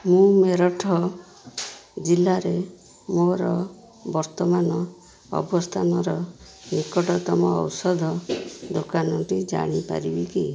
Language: Odia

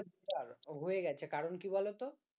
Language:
Bangla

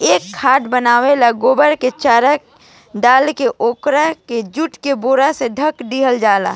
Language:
Bhojpuri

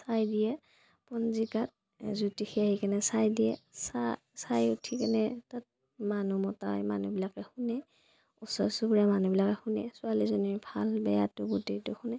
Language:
Assamese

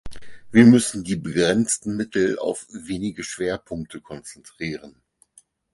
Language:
German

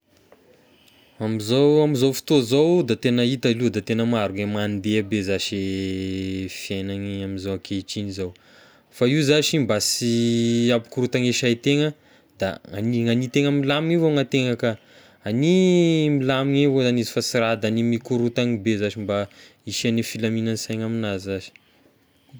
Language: Tesaka Malagasy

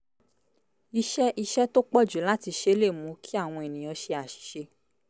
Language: Yoruba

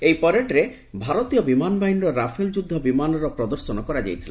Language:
Odia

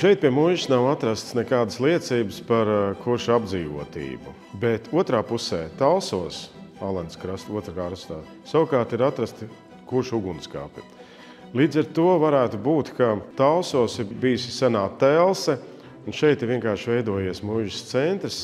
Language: Latvian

